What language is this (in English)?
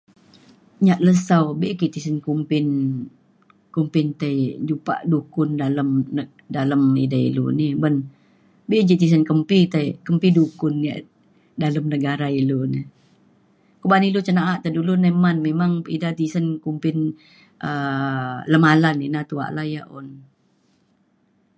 Mainstream Kenyah